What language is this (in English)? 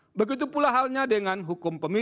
Indonesian